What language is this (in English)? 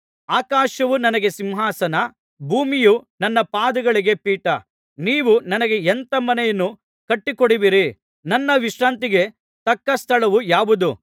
Kannada